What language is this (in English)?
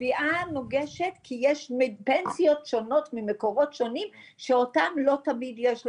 Hebrew